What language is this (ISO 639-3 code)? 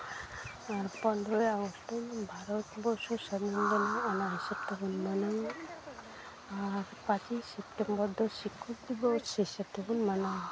sat